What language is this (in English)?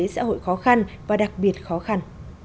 Vietnamese